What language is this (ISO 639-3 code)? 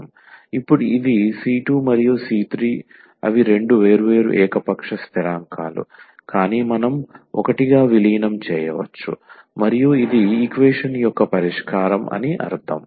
tel